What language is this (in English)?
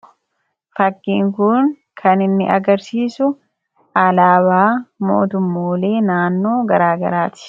Oromo